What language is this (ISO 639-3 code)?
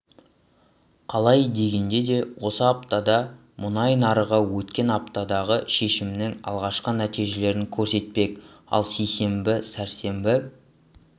kaz